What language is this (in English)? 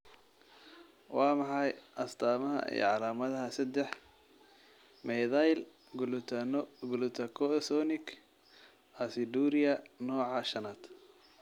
Somali